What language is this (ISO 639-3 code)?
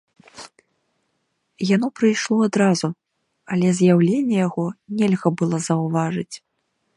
bel